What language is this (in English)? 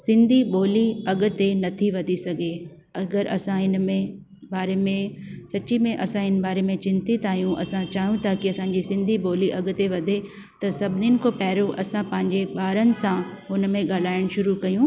Sindhi